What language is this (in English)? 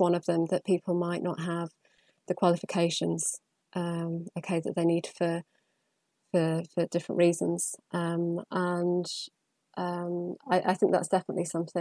English